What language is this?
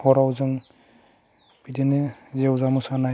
Bodo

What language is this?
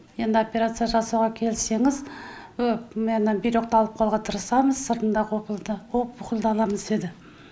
Kazakh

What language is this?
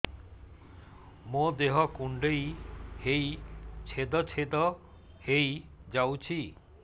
Odia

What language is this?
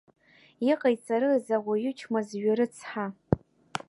Abkhazian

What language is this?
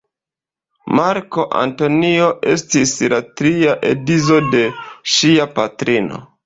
Esperanto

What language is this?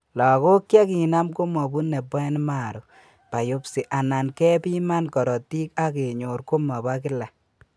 Kalenjin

